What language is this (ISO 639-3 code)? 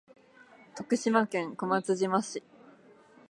jpn